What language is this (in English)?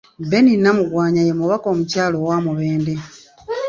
Ganda